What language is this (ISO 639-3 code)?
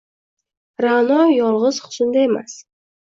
uzb